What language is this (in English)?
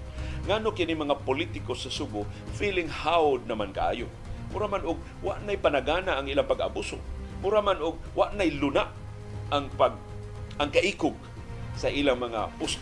Filipino